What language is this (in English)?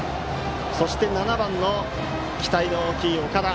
Japanese